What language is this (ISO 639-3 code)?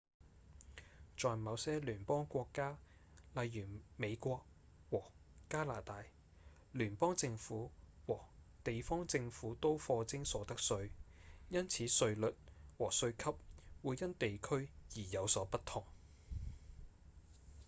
yue